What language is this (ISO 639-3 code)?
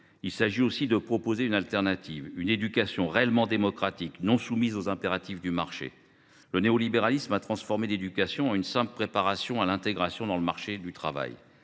fra